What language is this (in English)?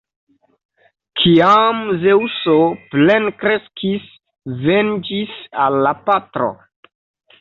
Esperanto